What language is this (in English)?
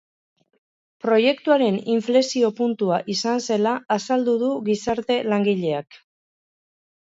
Basque